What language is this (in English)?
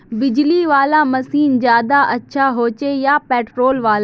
Magahi